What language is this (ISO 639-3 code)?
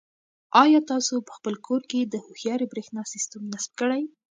pus